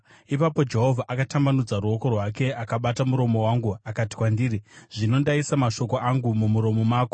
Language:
Shona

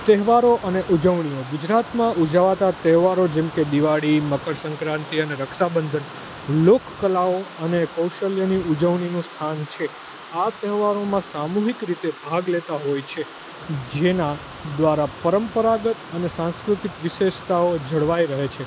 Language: Gujarati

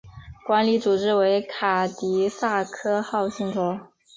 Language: Chinese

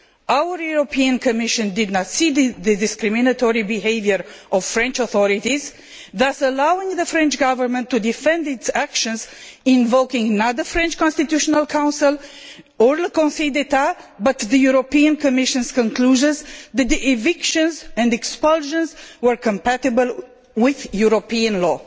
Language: English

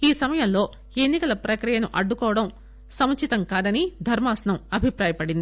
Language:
Telugu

